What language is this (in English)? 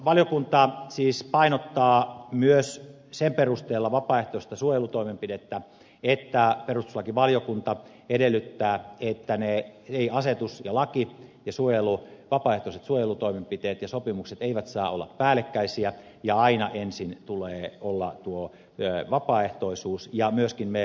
Finnish